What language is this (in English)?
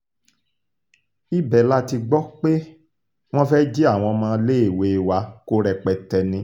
Yoruba